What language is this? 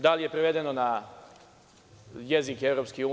Serbian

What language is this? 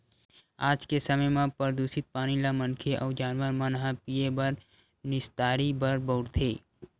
Chhattisgarhi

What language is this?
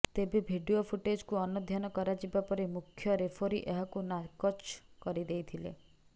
Odia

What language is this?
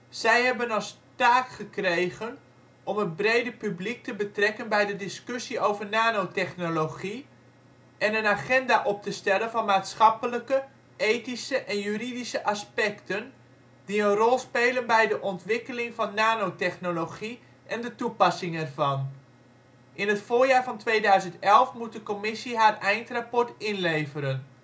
Dutch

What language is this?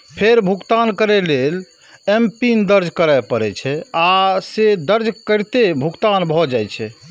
Maithili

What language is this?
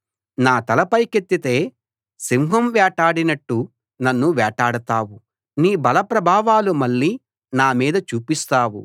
Telugu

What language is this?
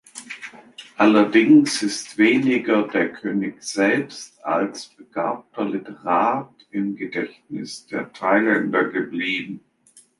German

